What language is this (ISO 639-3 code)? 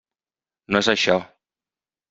cat